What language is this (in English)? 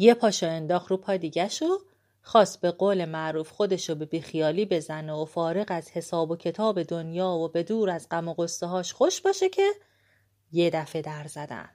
Persian